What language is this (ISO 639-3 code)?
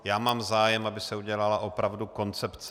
ces